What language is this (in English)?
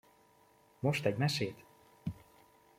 Hungarian